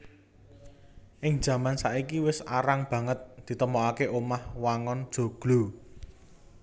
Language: Javanese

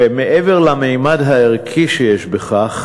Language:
Hebrew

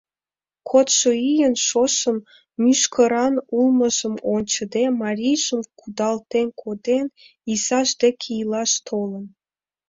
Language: Mari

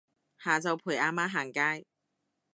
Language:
Cantonese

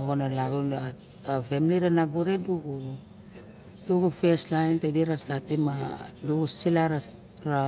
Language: Barok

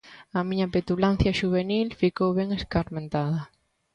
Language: Galician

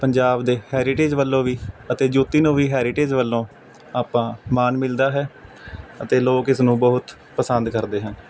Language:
Punjabi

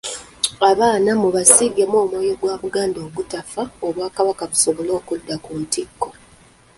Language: Ganda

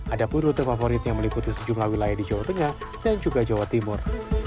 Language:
Indonesian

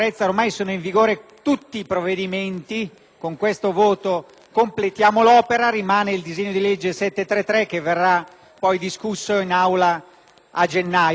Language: Italian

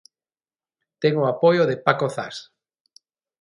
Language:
Galician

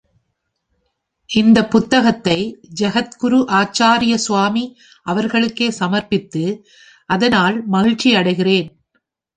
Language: Tamil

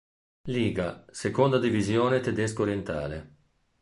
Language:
Italian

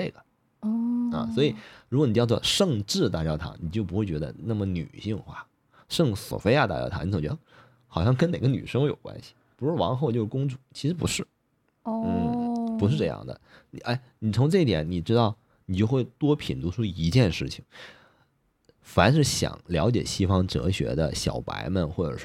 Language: Chinese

